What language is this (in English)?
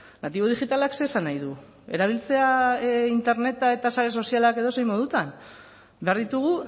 Basque